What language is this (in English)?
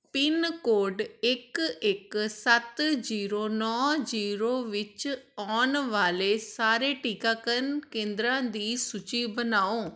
Punjabi